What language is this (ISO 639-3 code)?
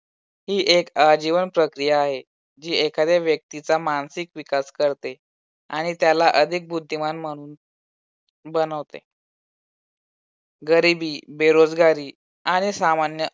mar